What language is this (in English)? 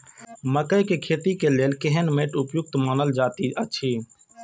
Maithili